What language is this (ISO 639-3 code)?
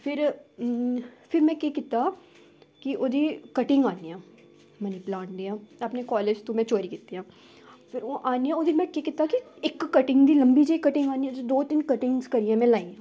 doi